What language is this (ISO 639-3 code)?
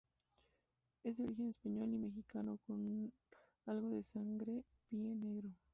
spa